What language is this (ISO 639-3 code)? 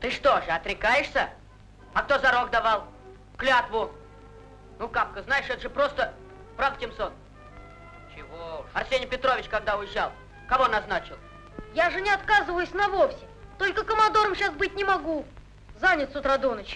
rus